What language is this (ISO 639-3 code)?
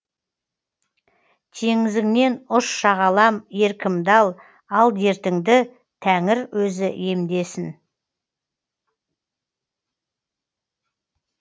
kaz